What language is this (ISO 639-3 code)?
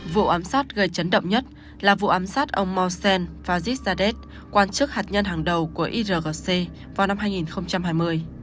vie